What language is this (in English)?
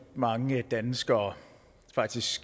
Danish